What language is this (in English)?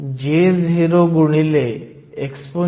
Marathi